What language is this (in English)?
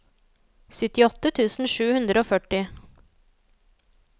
Norwegian